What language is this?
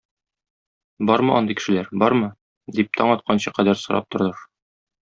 Tatar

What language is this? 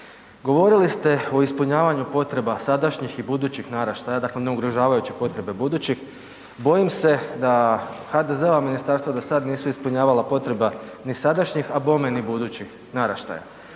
Croatian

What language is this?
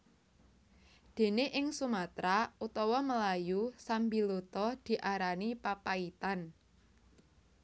Javanese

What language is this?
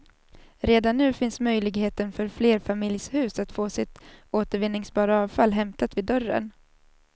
Swedish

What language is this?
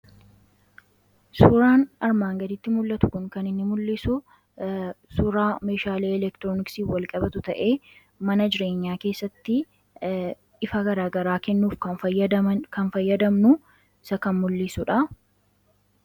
Oromo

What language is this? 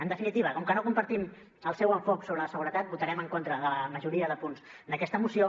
Catalan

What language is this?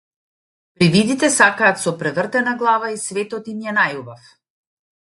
Macedonian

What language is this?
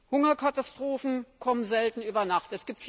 German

